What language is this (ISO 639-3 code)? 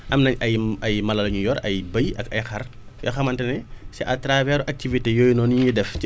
wol